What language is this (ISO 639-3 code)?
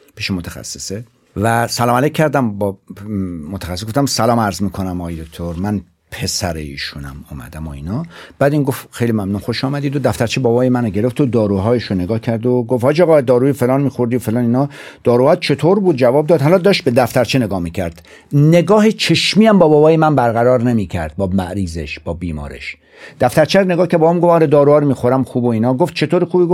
fas